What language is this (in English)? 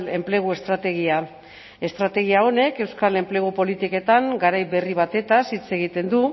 Basque